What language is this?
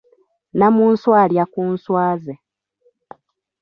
Ganda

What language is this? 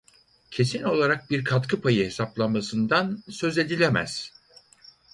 Turkish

